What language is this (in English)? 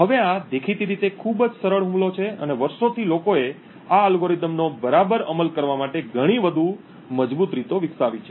Gujarati